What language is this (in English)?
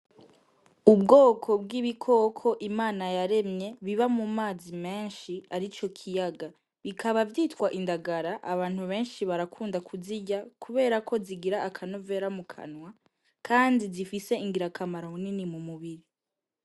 Rundi